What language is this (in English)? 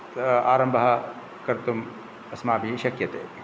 Sanskrit